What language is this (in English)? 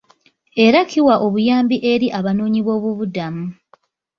Ganda